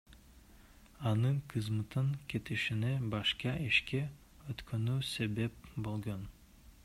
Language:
Kyrgyz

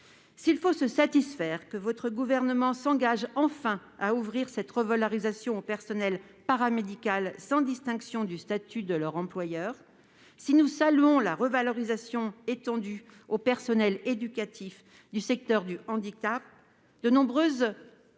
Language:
French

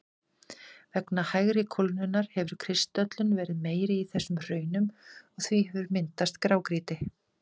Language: Icelandic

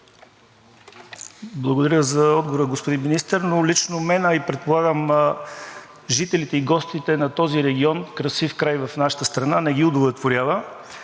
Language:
Bulgarian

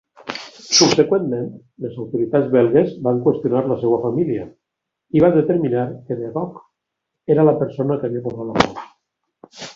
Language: Catalan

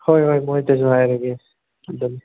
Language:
Manipuri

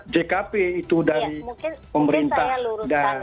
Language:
Indonesian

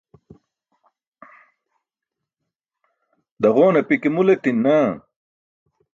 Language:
Burushaski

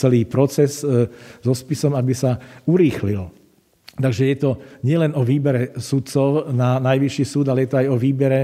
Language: Slovak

